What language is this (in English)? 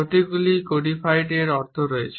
Bangla